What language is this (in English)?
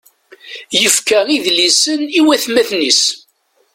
Kabyle